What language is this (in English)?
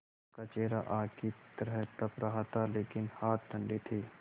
Hindi